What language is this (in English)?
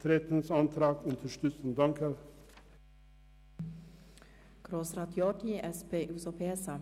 Swiss German